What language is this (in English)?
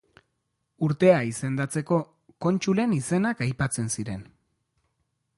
Basque